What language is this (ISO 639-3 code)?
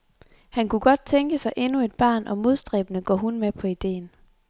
dan